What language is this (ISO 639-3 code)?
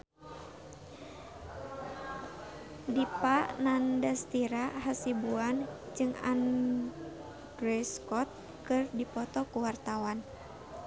sun